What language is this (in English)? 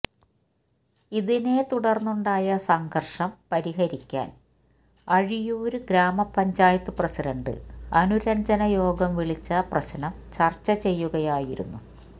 Malayalam